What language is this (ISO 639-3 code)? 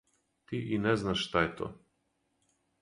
srp